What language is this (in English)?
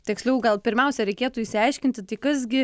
Lithuanian